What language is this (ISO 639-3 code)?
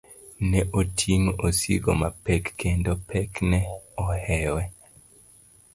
luo